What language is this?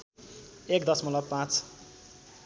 Nepali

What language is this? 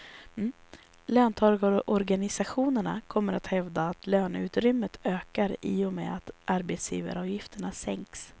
Swedish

